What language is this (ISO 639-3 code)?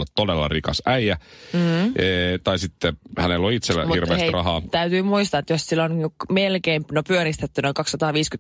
fin